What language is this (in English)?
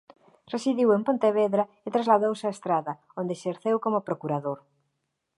Galician